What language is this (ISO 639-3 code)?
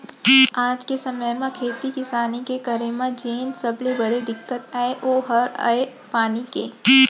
hne